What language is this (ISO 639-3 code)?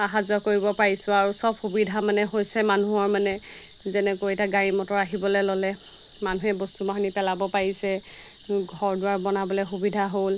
asm